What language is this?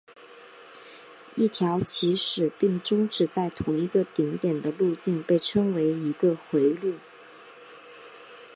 Chinese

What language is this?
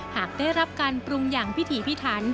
Thai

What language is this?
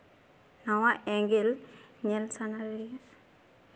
Santali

